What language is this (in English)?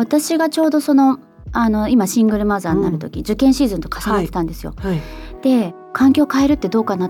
Japanese